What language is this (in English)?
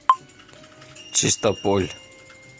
Russian